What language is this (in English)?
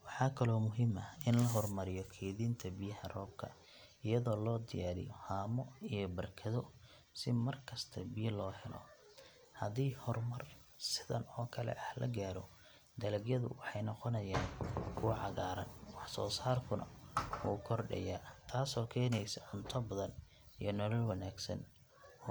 Somali